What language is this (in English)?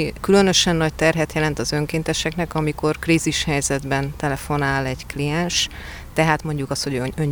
Hungarian